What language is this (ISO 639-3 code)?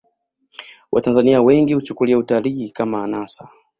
swa